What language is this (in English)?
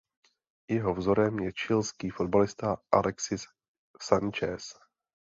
Czech